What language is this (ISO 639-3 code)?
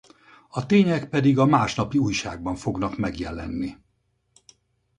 hun